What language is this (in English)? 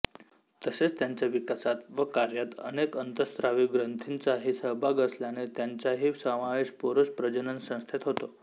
Marathi